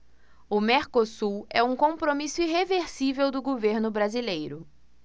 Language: Portuguese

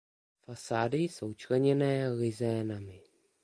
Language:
Czech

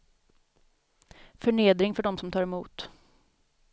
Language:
Swedish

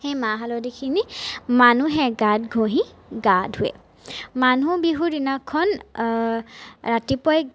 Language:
Assamese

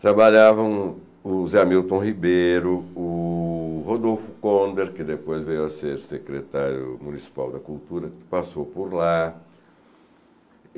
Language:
Portuguese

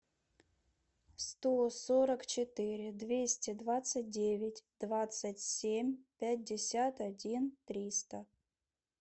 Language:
Russian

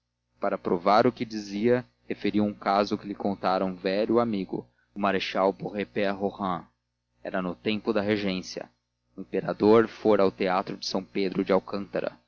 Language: Portuguese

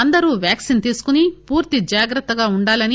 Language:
Telugu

